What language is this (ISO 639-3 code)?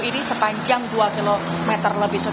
ind